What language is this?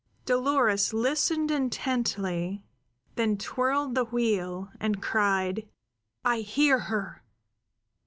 English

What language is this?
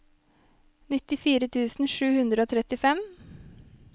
Norwegian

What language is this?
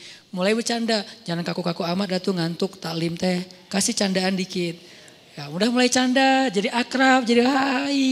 Indonesian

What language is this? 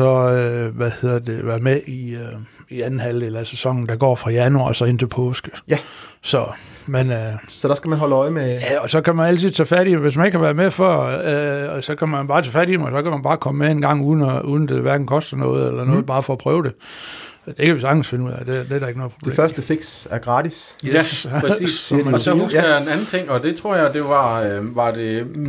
Danish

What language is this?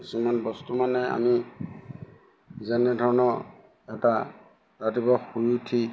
Assamese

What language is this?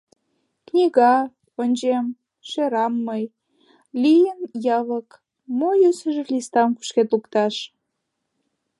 Mari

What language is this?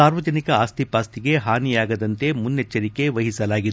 Kannada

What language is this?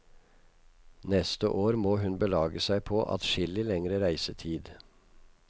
Norwegian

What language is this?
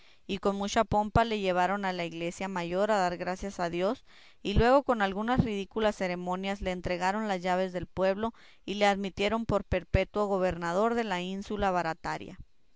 Spanish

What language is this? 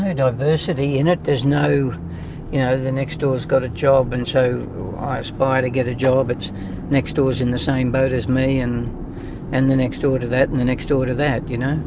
English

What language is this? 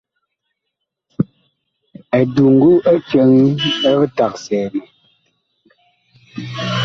Bakoko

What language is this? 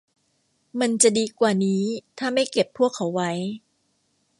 Thai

